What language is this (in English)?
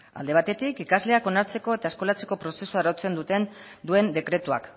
Basque